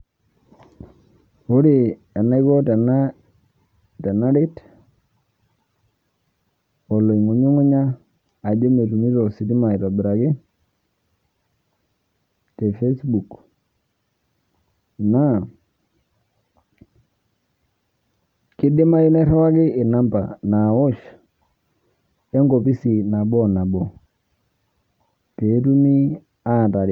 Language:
Masai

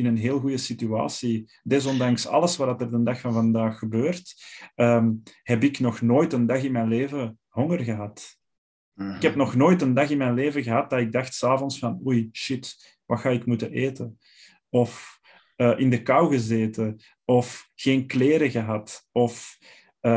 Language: Dutch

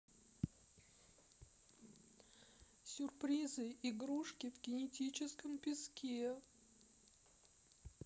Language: Russian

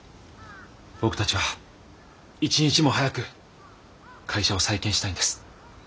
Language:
Japanese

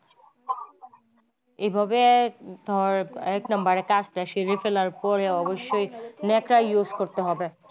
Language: Bangla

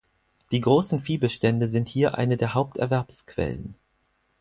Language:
German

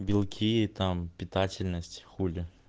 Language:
Russian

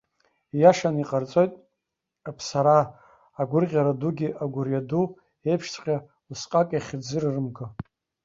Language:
Abkhazian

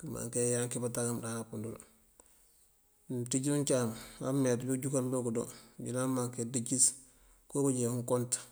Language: Mandjak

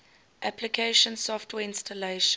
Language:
English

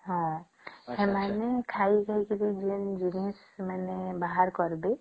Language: Odia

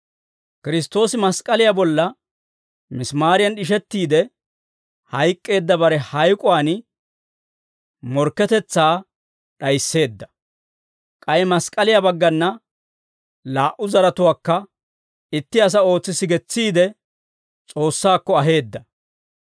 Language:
Dawro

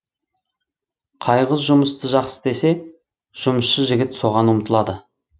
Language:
Kazakh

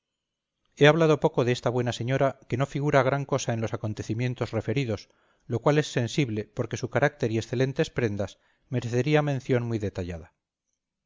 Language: Spanish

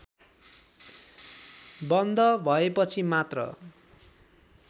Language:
Nepali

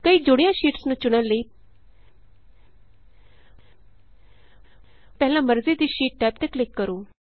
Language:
Punjabi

